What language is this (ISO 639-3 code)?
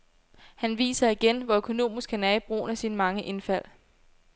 dan